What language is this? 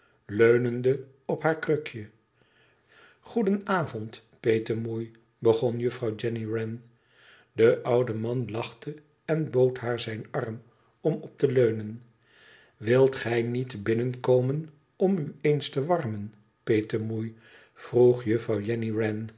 Dutch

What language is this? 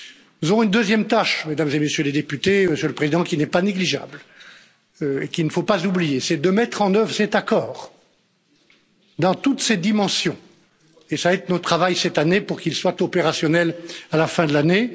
French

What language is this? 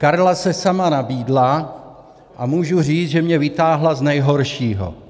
Czech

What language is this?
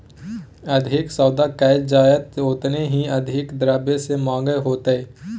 Magahi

